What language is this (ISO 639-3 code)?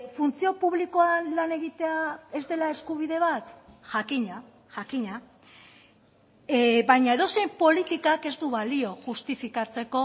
eus